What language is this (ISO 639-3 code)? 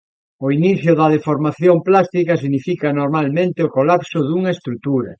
glg